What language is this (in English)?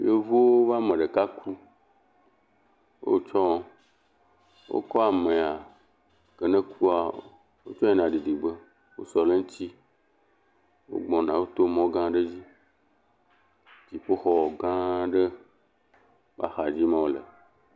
Ewe